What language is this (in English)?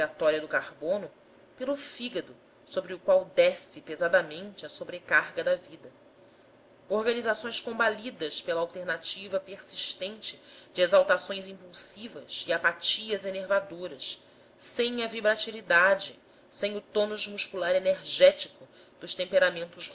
Portuguese